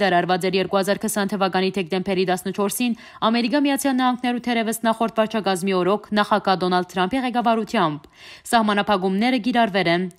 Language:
Korean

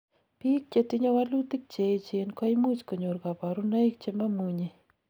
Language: Kalenjin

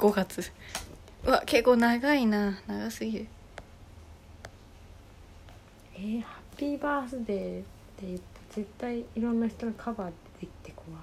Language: Japanese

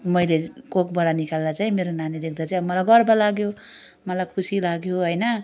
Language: Nepali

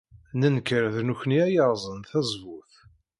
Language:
Kabyle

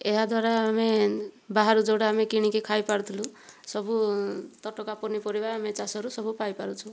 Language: Odia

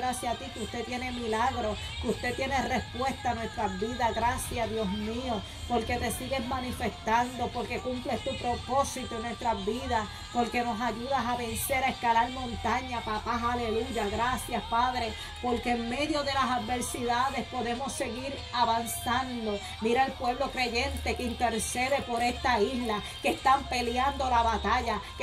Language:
Spanish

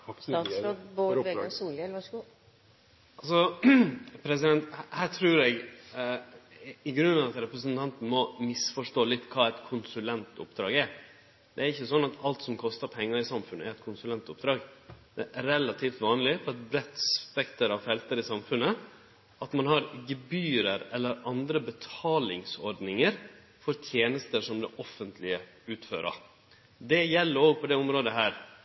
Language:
Norwegian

